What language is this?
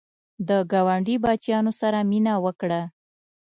Pashto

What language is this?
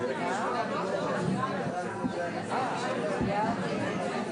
Hebrew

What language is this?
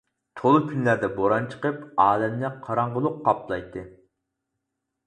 Uyghur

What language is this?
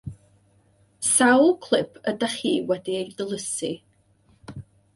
Welsh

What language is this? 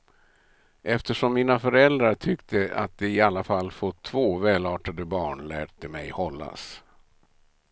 Swedish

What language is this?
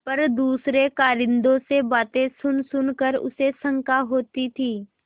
Hindi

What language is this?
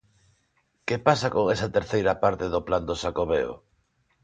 Galician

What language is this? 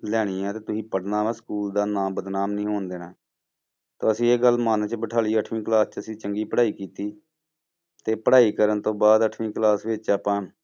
Punjabi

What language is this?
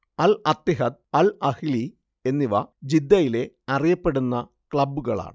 Malayalam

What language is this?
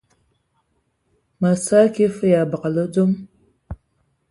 Ewondo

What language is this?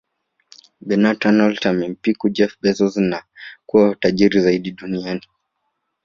Swahili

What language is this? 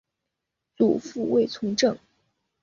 Chinese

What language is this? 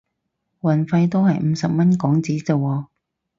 Cantonese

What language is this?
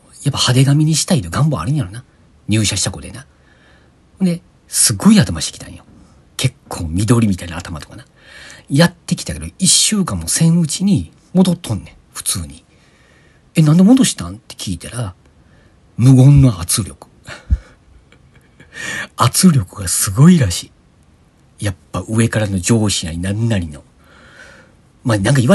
Japanese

